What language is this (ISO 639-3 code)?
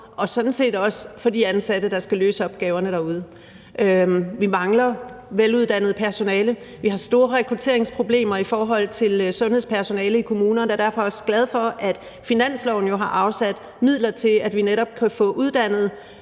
dan